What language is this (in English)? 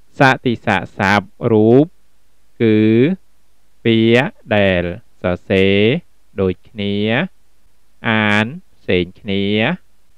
Thai